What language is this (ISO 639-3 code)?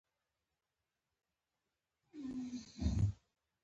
pus